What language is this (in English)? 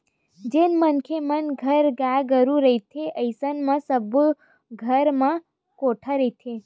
Chhattisgarhi